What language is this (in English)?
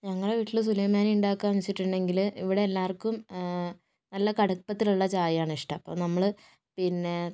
Malayalam